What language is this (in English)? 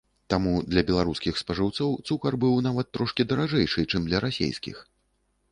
Belarusian